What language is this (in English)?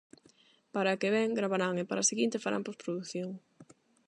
Galician